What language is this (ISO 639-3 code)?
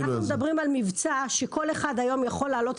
heb